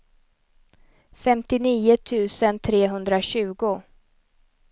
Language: Swedish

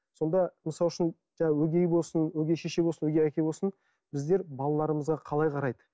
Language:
Kazakh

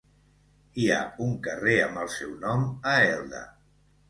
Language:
Catalan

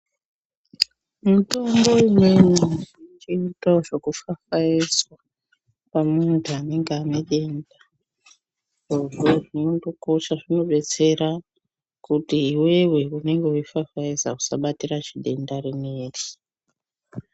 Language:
Ndau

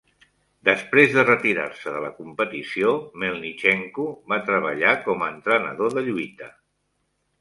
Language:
Catalan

